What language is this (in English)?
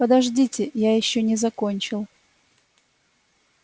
Russian